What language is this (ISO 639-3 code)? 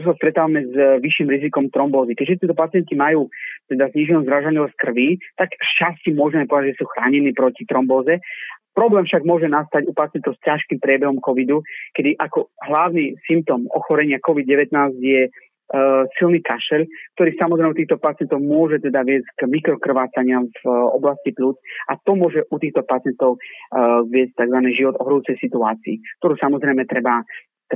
slk